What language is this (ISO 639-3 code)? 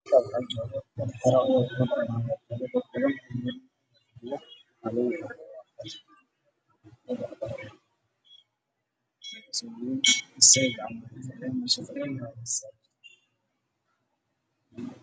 som